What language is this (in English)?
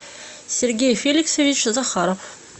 Russian